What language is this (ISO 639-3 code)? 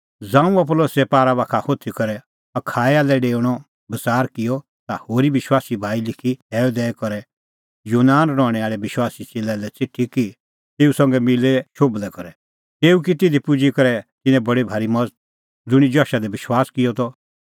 kfx